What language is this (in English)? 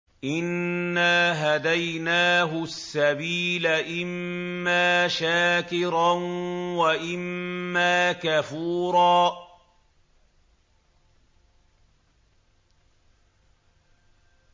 Arabic